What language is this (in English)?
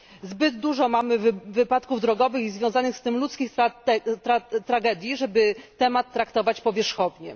Polish